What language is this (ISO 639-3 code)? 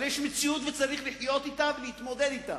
heb